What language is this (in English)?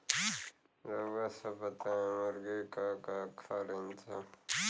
Bhojpuri